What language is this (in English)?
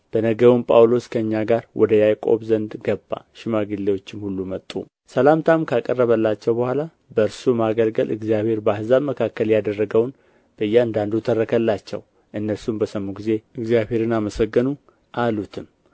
Amharic